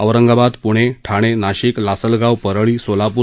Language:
Marathi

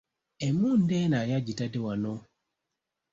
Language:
Ganda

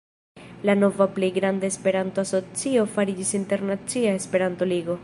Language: Esperanto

